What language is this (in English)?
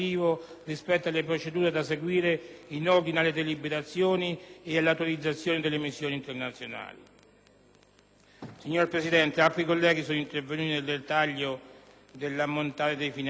Italian